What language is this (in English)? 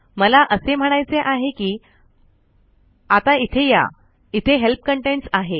Marathi